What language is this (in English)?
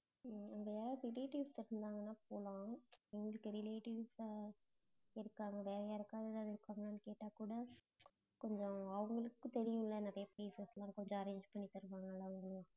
Tamil